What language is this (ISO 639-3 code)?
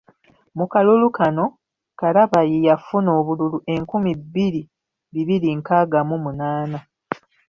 lug